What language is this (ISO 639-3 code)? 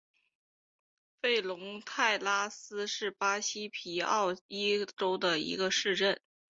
zho